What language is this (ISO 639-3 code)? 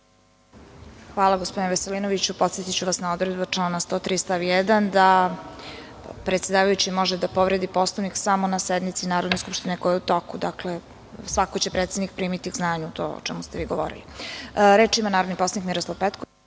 srp